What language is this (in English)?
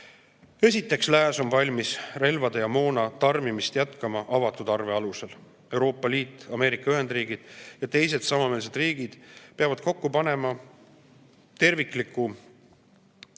Estonian